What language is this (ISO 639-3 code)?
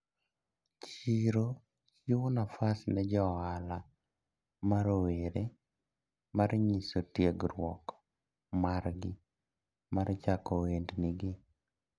luo